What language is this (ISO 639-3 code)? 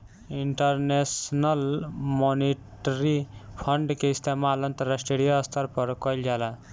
bho